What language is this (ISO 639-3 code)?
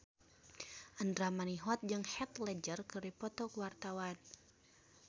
sun